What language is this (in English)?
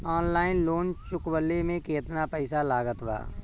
Bhojpuri